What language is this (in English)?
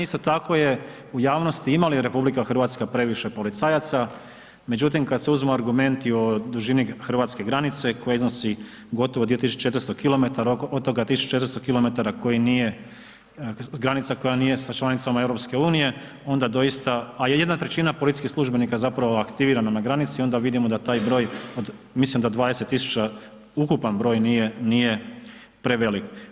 Croatian